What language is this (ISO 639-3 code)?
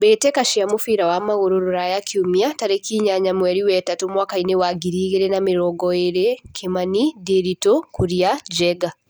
kik